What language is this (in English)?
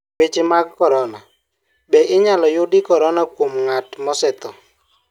Luo (Kenya and Tanzania)